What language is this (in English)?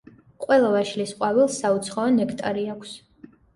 Georgian